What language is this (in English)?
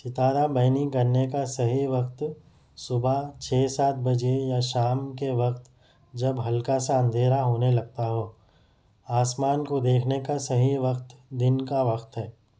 Urdu